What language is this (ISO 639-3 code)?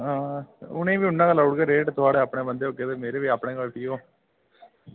doi